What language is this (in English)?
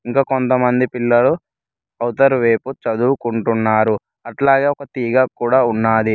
Telugu